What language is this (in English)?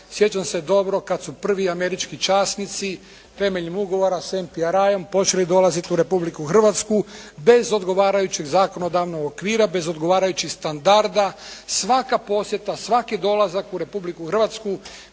Croatian